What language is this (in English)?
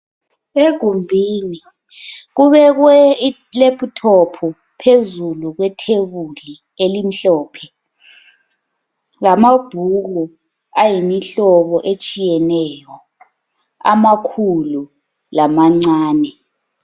North Ndebele